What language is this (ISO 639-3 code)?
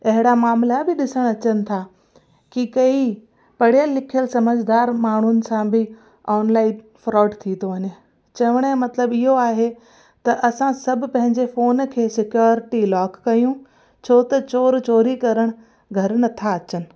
snd